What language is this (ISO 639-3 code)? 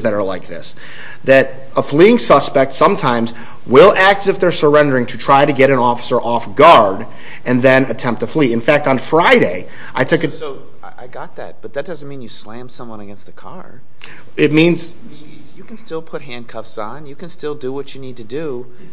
eng